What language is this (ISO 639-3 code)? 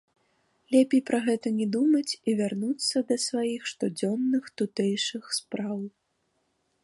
bel